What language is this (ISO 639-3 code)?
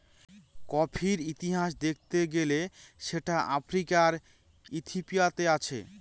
ben